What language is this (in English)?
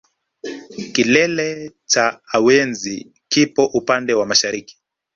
Swahili